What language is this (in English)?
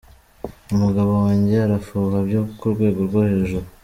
Kinyarwanda